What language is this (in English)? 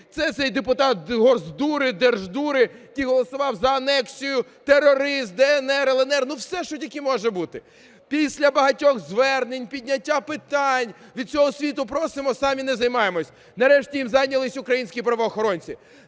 Ukrainian